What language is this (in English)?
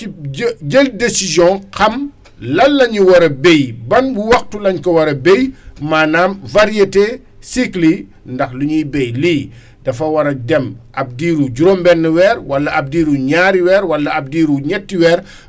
Wolof